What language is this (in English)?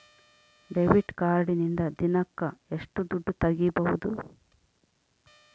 Kannada